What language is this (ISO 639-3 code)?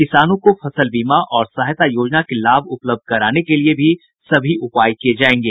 hin